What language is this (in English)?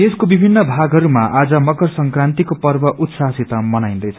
Nepali